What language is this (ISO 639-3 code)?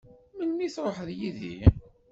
kab